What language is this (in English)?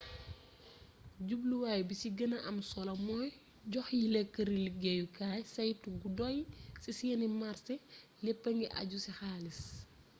Wolof